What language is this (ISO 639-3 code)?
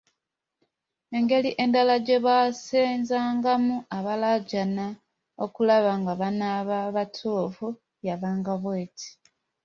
lug